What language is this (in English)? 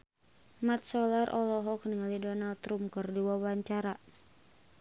Sundanese